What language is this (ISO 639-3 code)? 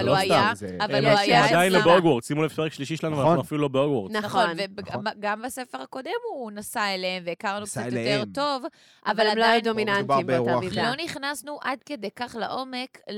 heb